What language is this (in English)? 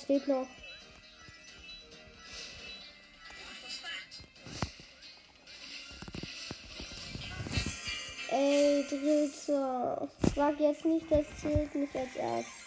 German